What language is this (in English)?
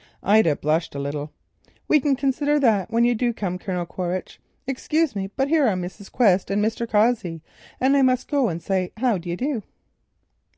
English